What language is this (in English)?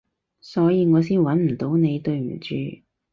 Cantonese